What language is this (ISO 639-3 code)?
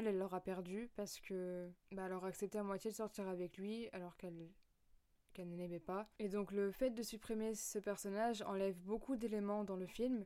fra